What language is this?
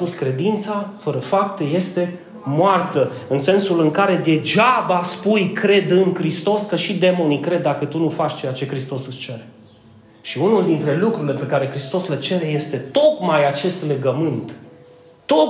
Romanian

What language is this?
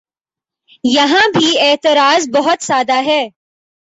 Urdu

